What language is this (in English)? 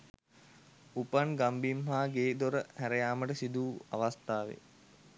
Sinhala